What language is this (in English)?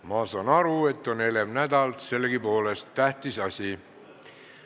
Estonian